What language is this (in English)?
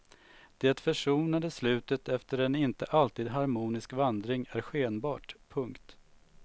Swedish